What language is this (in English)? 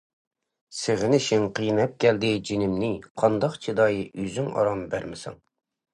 Uyghur